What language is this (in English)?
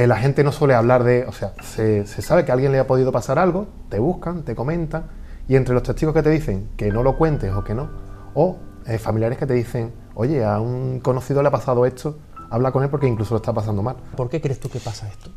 Spanish